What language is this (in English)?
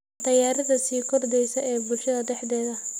Somali